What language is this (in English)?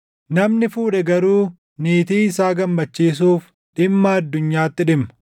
Oromo